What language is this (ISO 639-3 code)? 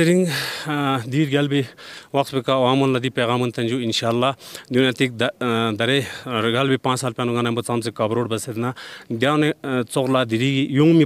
ron